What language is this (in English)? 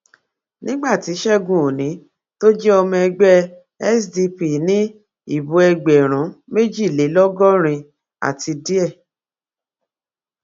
Yoruba